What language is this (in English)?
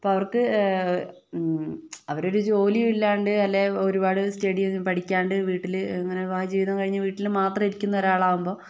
Malayalam